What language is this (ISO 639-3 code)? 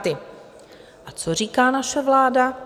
ces